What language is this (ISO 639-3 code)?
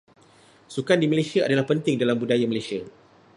msa